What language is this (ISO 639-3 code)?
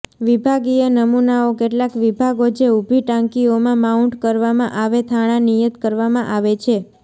guj